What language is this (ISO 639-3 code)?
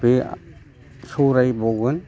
brx